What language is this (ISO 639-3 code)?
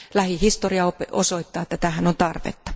fin